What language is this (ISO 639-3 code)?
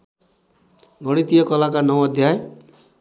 nep